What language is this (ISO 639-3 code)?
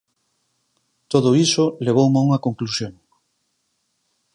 glg